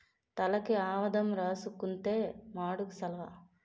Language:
Telugu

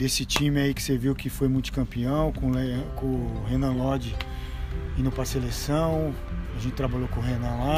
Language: Portuguese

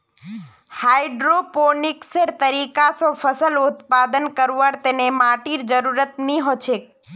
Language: Magahi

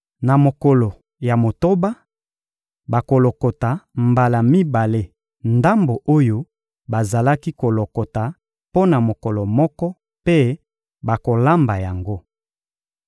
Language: Lingala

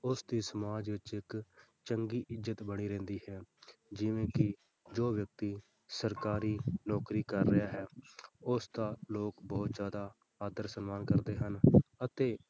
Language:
Punjabi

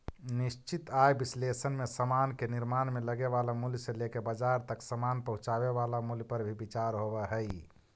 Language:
Magahi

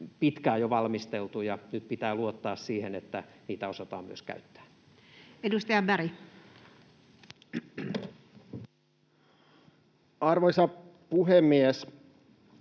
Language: Finnish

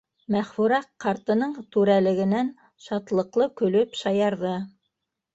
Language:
Bashkir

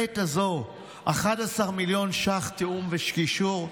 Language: Hebrew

